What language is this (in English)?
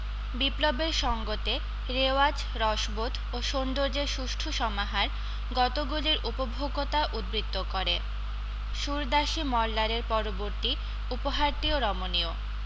Bangla